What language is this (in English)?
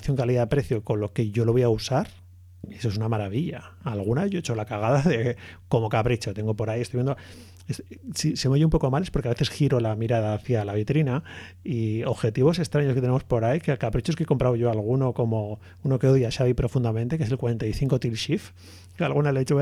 Spanish